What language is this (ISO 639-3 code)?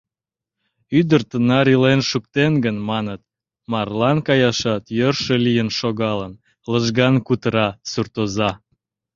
chm